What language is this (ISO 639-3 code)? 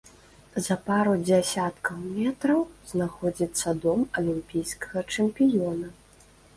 bel